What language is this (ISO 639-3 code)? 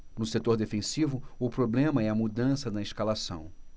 por